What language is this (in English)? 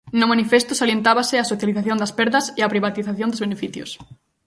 Galician